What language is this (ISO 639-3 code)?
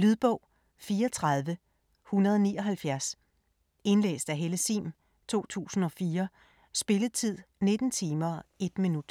dan